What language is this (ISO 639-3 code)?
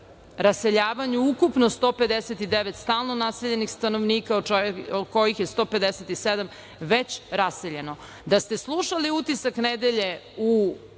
srp